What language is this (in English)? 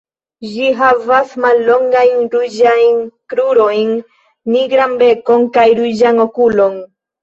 Esperanto